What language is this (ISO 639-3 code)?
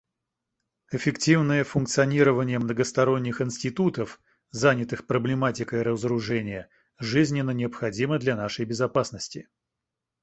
rus